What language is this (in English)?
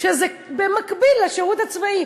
Hebrew